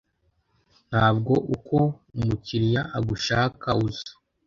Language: Kinyarwanda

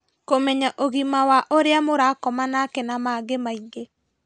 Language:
Kikuyu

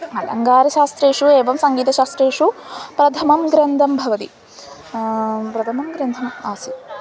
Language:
Sanskrit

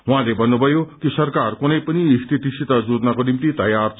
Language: Nepali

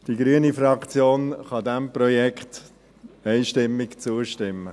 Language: Swiss German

